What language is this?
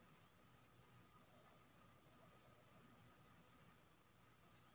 Maithili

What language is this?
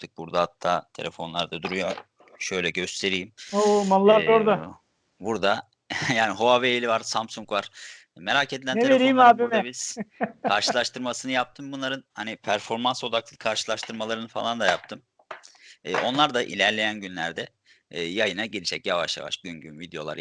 Turkish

